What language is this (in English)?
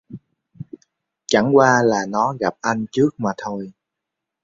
Vietnamese